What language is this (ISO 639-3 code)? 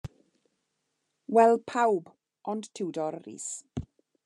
cym